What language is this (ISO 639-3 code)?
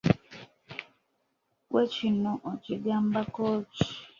lug